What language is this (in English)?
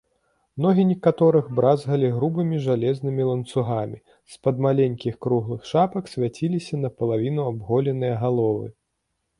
Belarusian